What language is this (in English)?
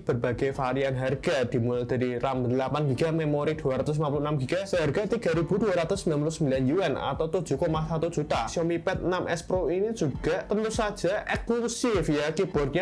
Indonesian